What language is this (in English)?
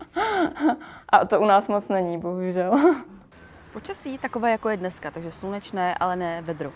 Czech